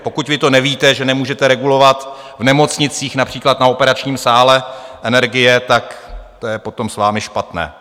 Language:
Czech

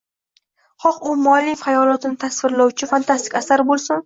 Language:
Uzbek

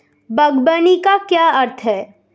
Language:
Hindi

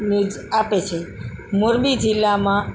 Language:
Gujarati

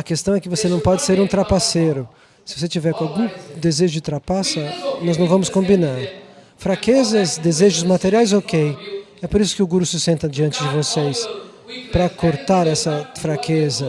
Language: Portuguese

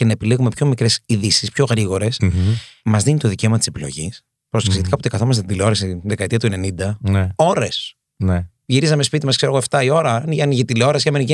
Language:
Greek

